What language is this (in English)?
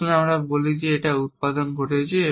Bangla